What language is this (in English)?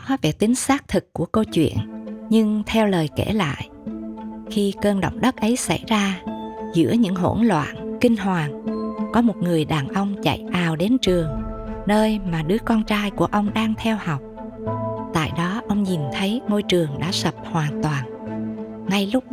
Vietnamese